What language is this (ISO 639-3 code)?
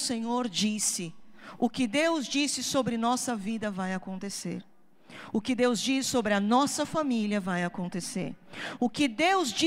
por